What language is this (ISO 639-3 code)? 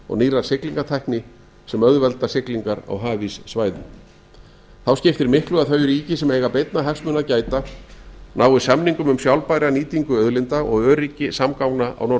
isl